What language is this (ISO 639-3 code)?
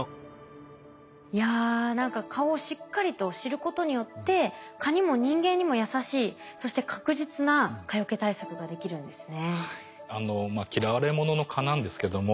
jpn